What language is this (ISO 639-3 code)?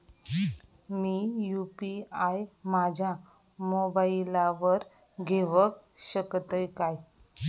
mar